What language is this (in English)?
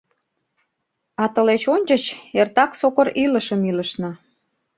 Mari